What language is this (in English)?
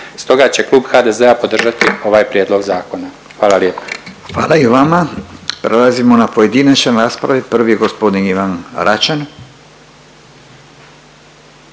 Croatian